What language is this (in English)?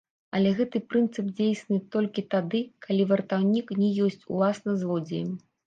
Belarusian